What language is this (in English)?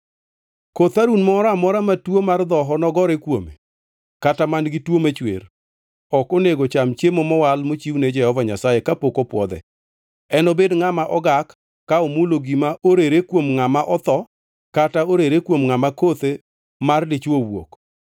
Luo (Kenya and Tanzania)